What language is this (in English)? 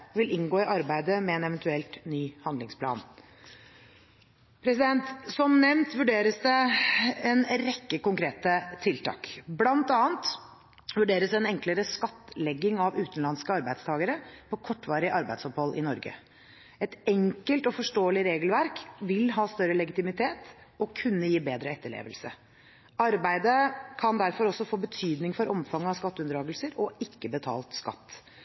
Norwegian Bokmål